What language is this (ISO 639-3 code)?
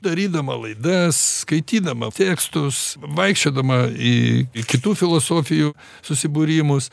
lit